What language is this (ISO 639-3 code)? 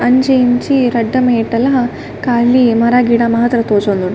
tcy